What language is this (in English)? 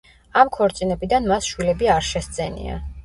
Georgian